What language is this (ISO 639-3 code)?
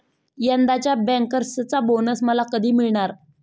mar